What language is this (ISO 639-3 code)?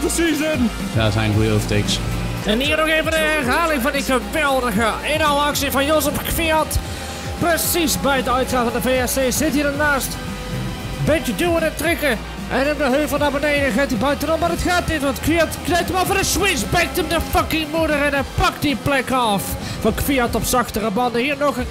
nld